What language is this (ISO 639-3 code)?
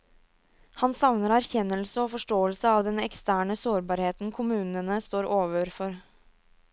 nor